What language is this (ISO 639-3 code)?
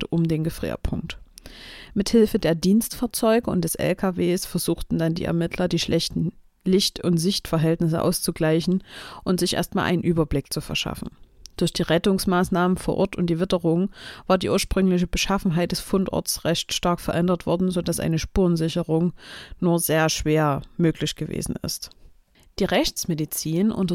deu